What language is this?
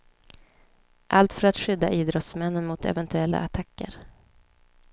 Swedish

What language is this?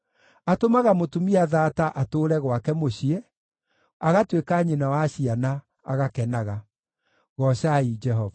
Kikuyu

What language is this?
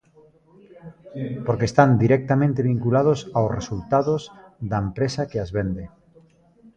Galician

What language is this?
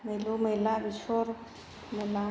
Bodo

